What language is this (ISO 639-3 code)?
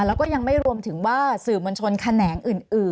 tha